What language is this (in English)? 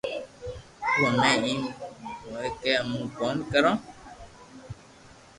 Loarki